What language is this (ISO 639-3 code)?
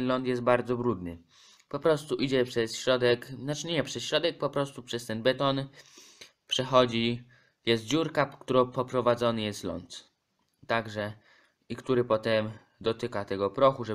pol